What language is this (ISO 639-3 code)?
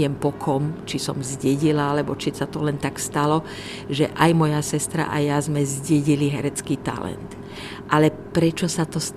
ces